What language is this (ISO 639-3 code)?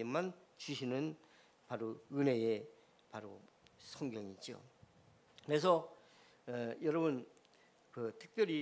kor